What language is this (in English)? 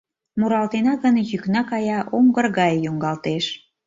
Mari